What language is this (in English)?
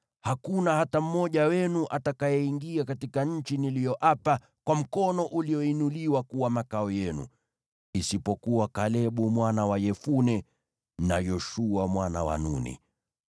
Swahili